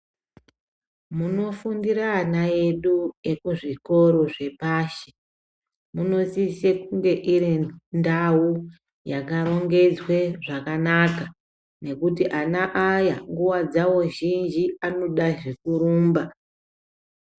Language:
Ndau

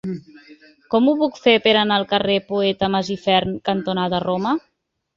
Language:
Catalan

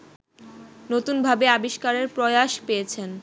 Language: Bangla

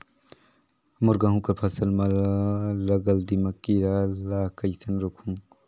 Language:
Chhattisgarhi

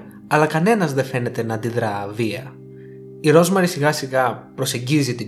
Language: Greek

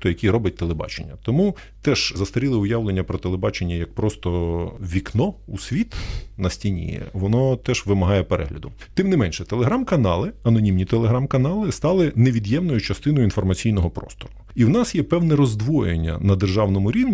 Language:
Ukrainian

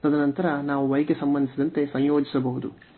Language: Kannada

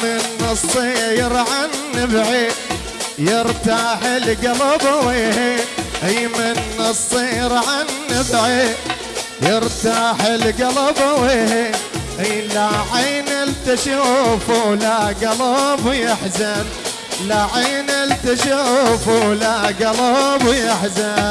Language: Arabic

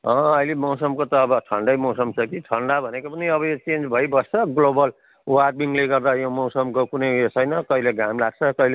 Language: Nepali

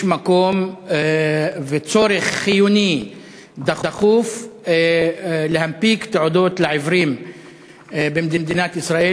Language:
Hebrew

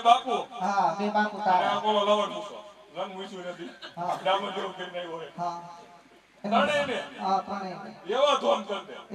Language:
Gujarati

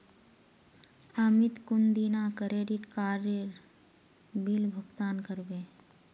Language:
Magahi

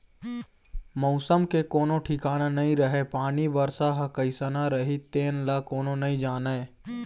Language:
Chhattisgarhi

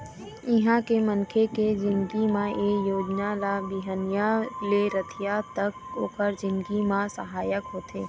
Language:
Chhattisgarhi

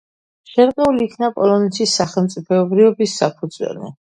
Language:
Georgian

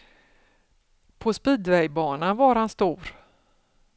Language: Swedish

